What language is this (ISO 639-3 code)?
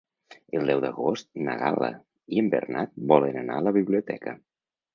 cat